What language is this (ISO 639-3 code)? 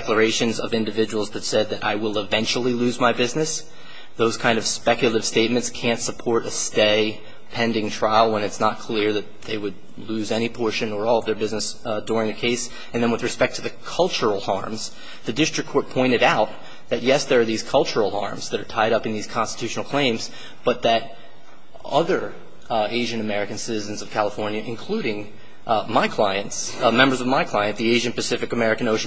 eng